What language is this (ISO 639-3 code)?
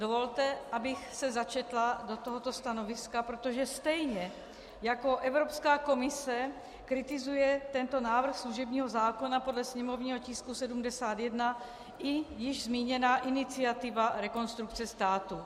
ces